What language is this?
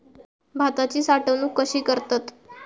Marathi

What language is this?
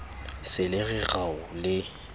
Southern Sotho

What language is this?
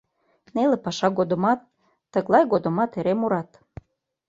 Mari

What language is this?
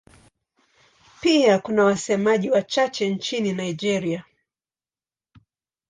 Swahili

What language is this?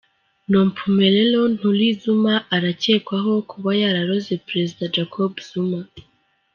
Kinyarwanda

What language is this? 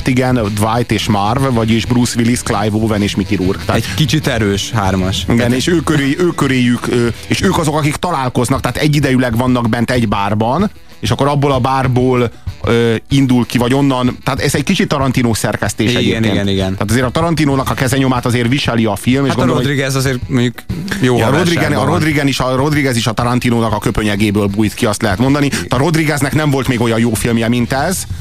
Hungarian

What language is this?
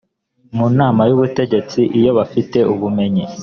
Kinyarwanda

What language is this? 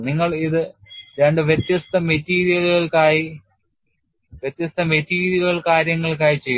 Malayalam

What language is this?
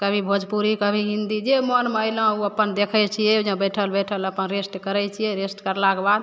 Maithili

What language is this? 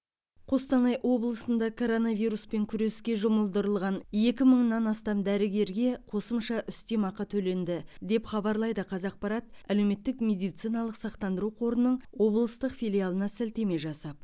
Kazakh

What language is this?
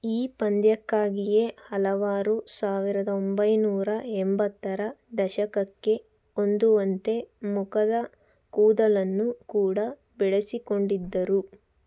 Kannada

